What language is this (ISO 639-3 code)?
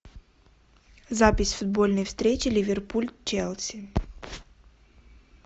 rus